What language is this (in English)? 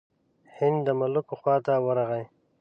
Pashto